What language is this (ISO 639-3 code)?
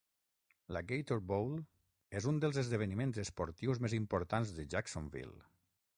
cat